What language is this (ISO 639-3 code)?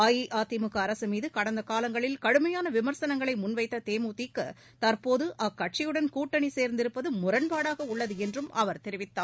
tam